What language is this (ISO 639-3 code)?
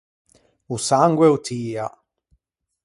lij